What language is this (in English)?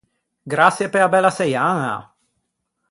Ligurian